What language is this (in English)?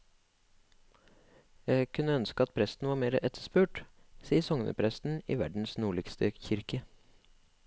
Norwegian